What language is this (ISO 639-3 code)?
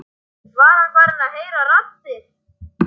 isl